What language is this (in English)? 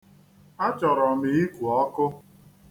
Igbo